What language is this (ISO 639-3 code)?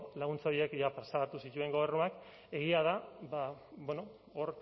eus